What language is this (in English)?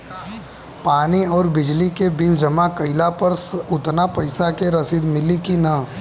Bhojpuri